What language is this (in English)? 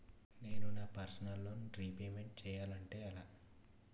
Telugu